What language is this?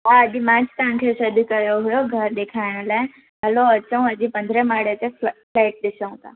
Sindhi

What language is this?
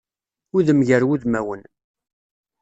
Kabyle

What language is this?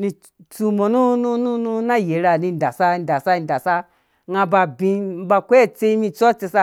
Dũya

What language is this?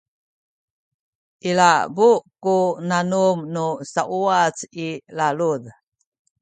Sakizaya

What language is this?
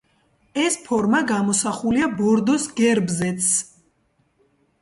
Georgian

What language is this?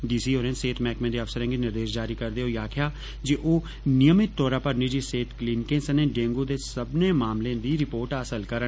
Dogri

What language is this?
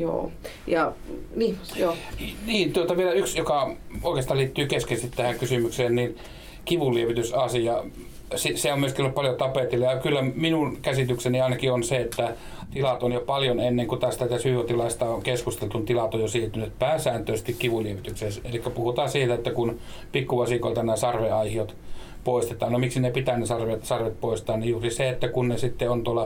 Finnish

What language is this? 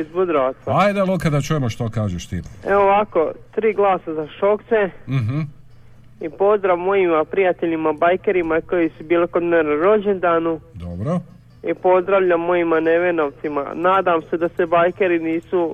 Croatian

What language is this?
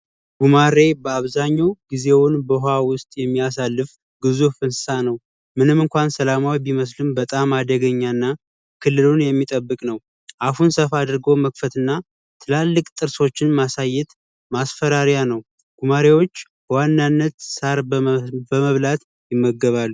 Amharic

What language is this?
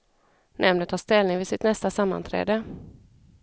Swedish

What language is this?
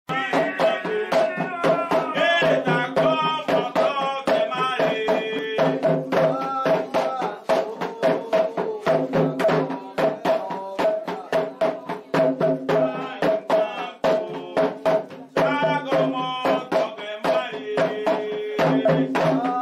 Portuguese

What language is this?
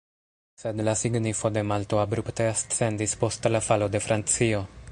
Esperanto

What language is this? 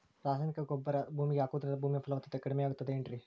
Kannada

